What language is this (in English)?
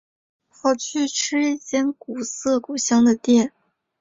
Chinese